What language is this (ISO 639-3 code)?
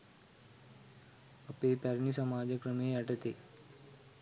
sin